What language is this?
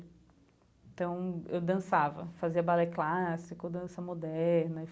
Portuguese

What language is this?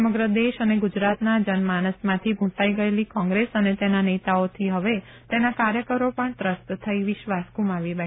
Gujarati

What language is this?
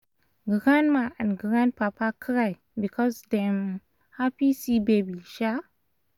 Nigerian Pidgin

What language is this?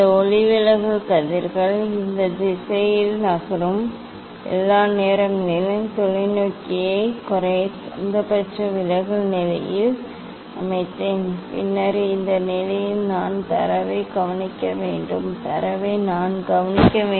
Tamil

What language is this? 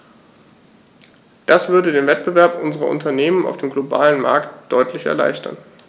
German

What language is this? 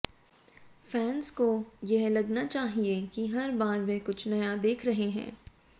Hindi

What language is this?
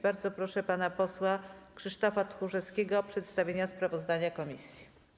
Polish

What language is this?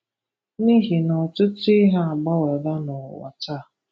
Igbo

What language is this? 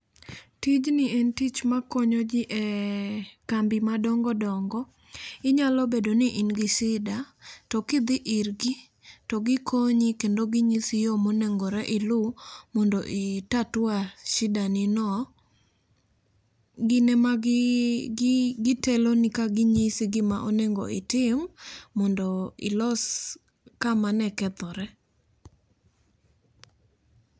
Luo (Kenya and Tanzania)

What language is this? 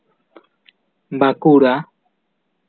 Santali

